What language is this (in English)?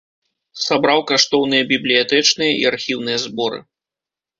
Belarusian